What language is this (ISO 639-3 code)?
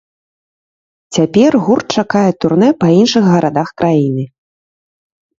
bel